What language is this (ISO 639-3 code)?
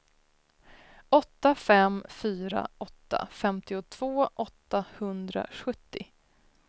swe